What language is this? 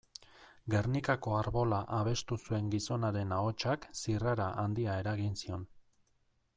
Basque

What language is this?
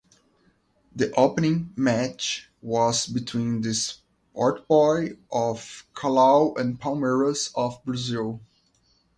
English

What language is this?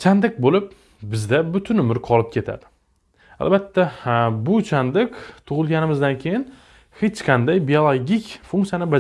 Turkish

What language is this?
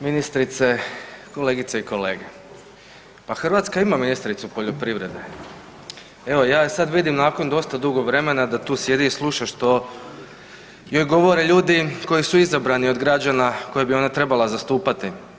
Croatian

